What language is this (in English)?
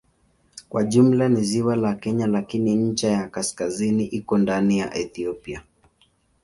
Swahili